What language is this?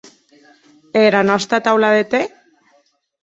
Occitan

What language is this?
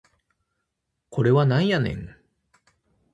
Japanese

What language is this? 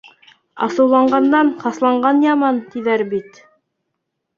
Bashkir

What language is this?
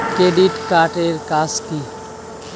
Bangla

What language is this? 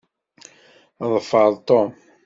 Kabyle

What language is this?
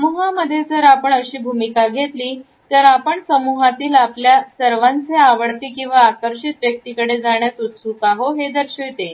Marathi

